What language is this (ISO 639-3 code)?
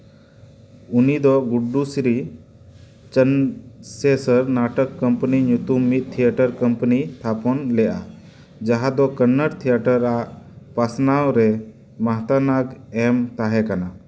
sat